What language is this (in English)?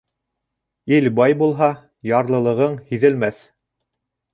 Bashkir